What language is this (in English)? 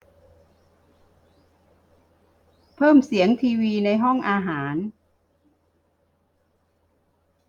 Thai